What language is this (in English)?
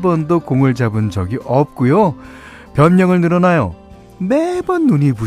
Korean